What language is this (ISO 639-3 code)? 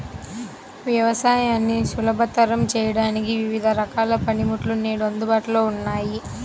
tel